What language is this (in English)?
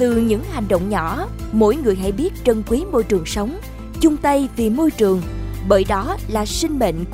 Vietnamese